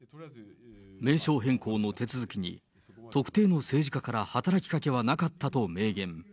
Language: Japanese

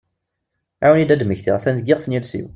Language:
Kabyle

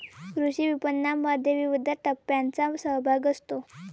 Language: Marathi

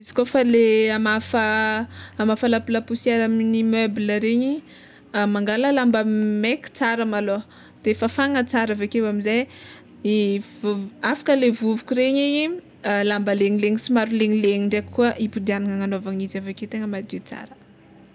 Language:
Tsimihety Malagasy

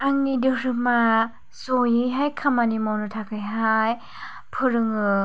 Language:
Bodo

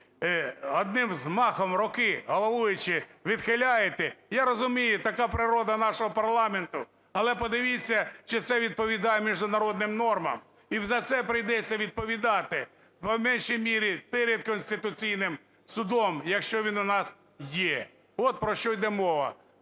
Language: Ukrainian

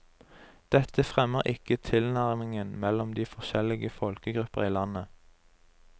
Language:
Norwegian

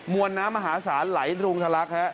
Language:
Thai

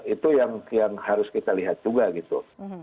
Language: Indonesian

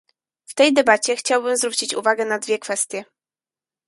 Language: Polish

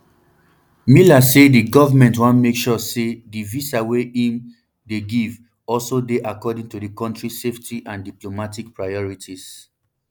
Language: Nigerian Pidgin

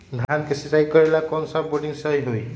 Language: Magahi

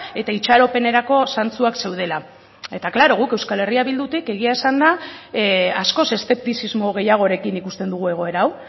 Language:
Basque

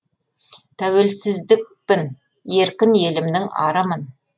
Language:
Kazakh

